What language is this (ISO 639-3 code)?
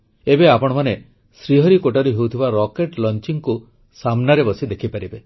ori